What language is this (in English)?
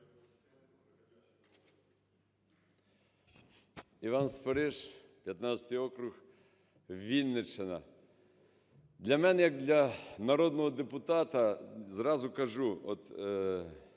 Ukrainian